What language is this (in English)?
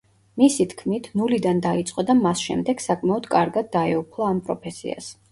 Georgian